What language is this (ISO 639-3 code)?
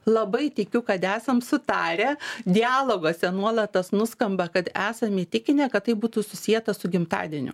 lit